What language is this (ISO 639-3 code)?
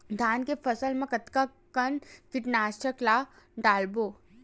hne